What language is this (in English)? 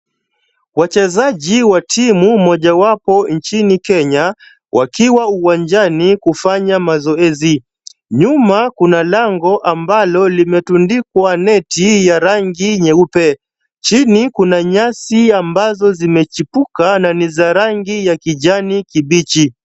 Swahili